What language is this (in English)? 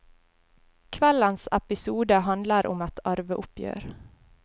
Norwegian